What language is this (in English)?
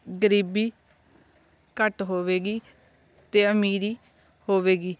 Punjabi